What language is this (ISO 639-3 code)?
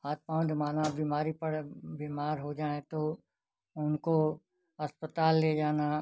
hin